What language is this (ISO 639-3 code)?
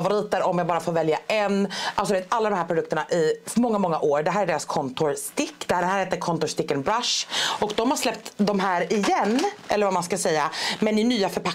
swe